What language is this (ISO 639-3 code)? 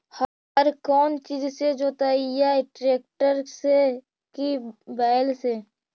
mag